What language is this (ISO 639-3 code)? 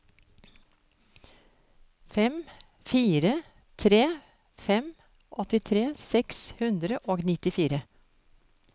nor